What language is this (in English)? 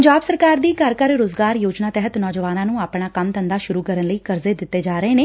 Punjabi